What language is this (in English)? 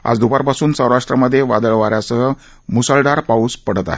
Marathi